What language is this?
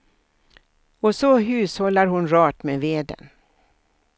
Swedish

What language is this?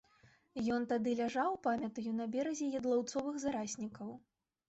Belarusian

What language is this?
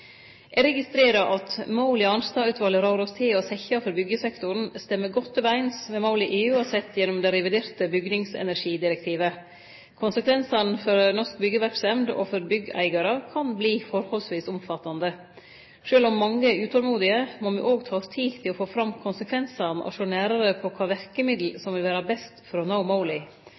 Norwegian Nynorsk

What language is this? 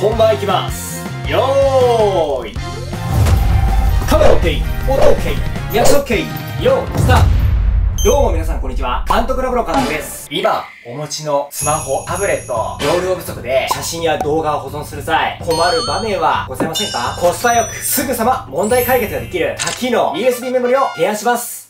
Japanese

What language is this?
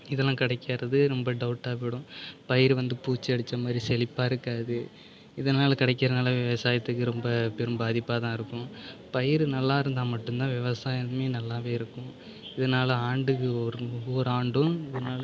Tamil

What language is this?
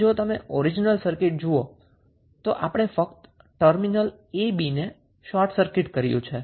Gujarati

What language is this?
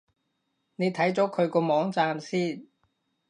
Cantonese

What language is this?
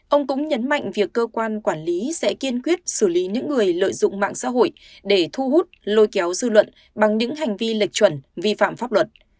Vietnamese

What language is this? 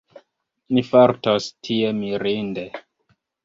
Esperanto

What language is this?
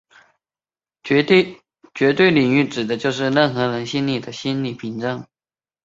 Chinese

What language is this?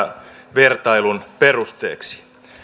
Finnish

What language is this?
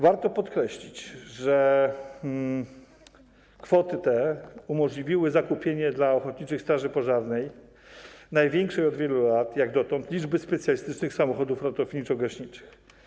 Polish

